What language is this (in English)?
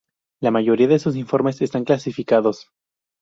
Spanish